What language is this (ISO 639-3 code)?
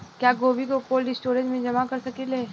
bho